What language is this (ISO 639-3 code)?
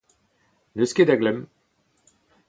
bre